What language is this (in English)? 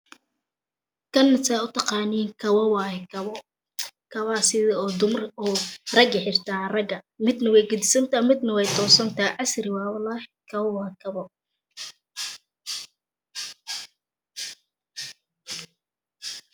Somali